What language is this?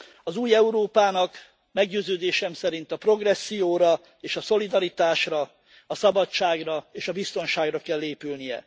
Hungarian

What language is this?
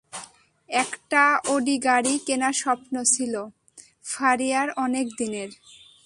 Bangla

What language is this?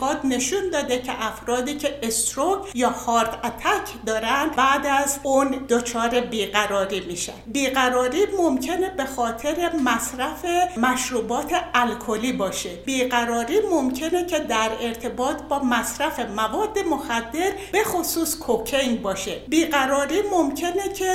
Persian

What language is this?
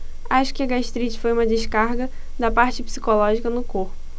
Portuguese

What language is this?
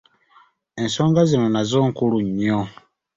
Ganda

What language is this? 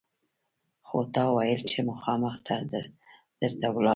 Pashto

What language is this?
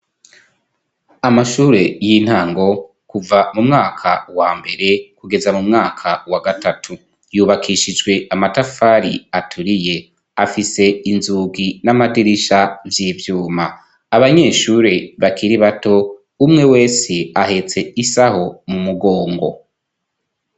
Rundi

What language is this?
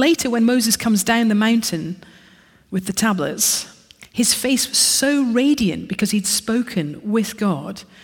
English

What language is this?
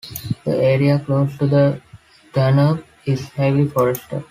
English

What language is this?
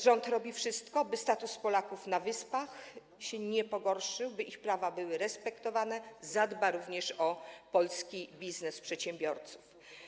Polish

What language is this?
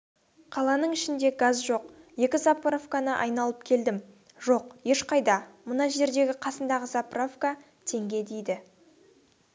Kazakh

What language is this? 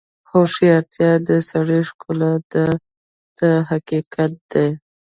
Pashto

